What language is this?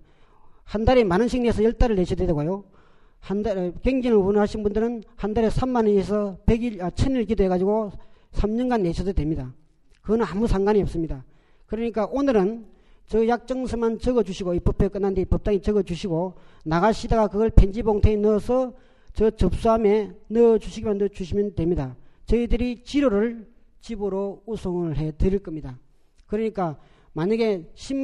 Korean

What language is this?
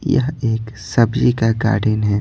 Hindi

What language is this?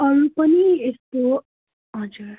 Nepali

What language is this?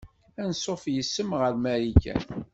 Kabyle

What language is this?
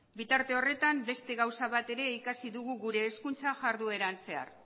Basque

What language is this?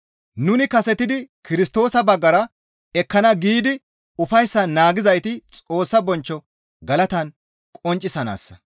Gamo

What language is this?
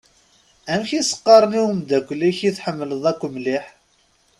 Kabyle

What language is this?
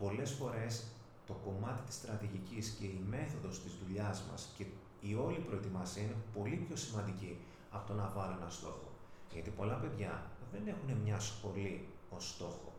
Greek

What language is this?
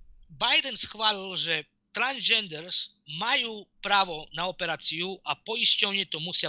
Slovak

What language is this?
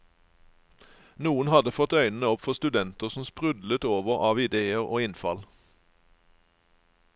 Norwegian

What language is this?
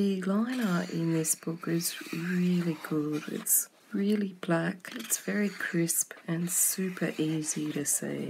English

